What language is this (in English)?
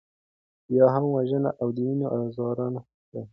Pashto